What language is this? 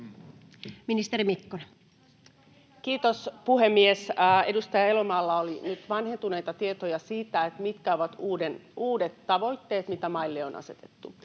Finnish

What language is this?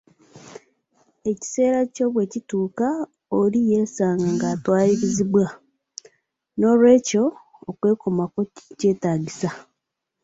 Ganda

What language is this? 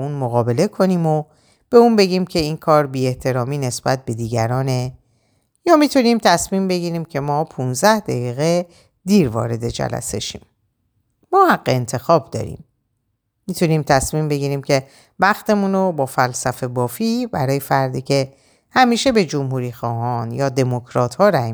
Persian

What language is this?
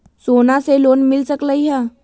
Magahi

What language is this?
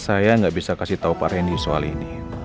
Indonesian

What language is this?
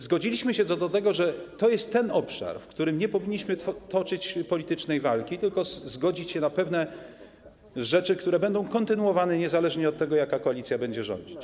Polish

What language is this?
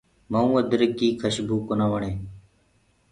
Gurgula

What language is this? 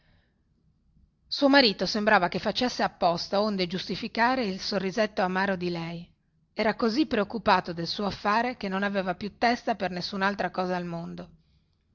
Italian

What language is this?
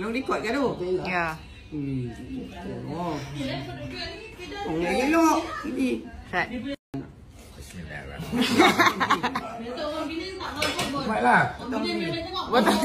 Malay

